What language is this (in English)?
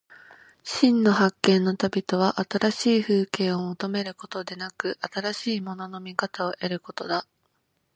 Japanese